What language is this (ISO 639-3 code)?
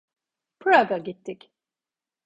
tur